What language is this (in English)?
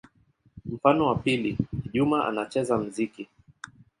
Swahili